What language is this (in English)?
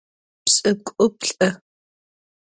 Adyghe